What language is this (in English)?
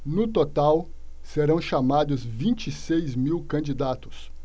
Portuguese